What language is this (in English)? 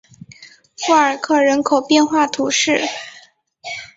Chinese